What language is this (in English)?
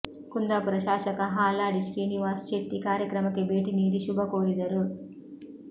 Kannada